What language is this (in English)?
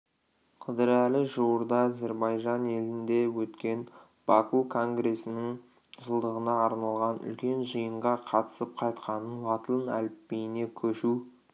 Kazakh